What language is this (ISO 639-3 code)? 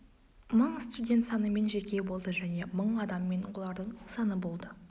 kaz